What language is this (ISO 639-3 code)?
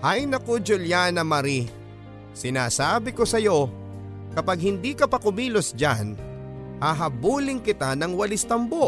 fil